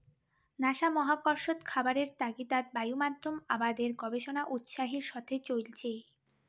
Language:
Bangla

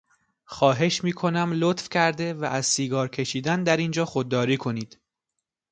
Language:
Persian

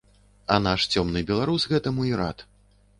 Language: Belarusian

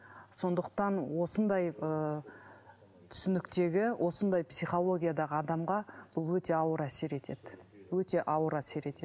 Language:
Kazakh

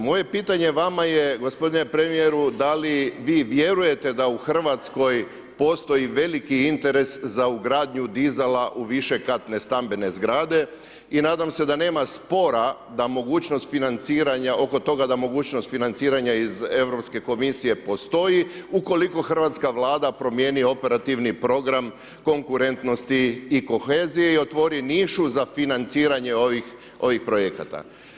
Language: Croatian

